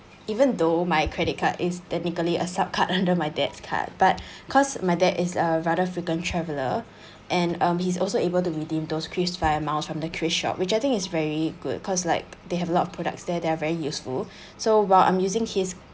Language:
English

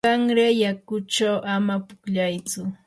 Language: Yanahuanca Pasco Quechua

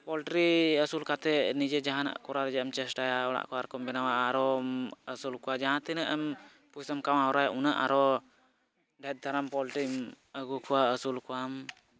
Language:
Santali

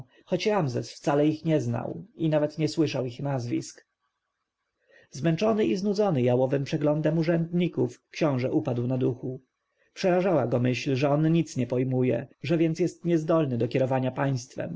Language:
Polish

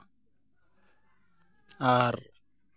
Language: Santali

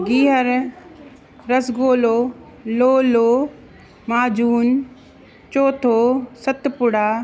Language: Sindhi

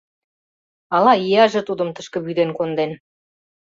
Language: Mari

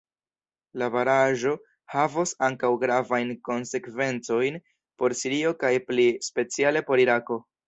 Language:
Esperanto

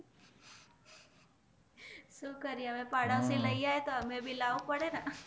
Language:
Gujarati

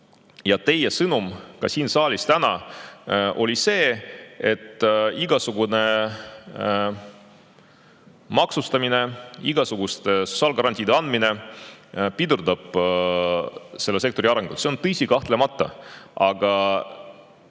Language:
Estonian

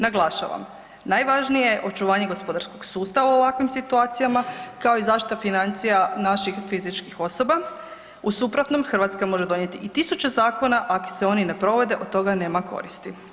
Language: Croatian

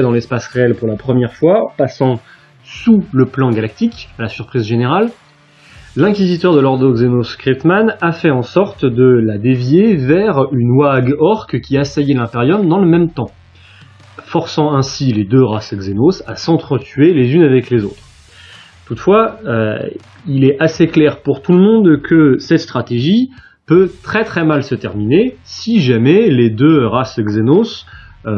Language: French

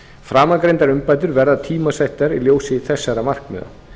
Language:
Icelandic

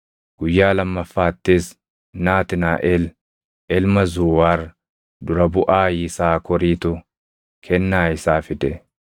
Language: Oromo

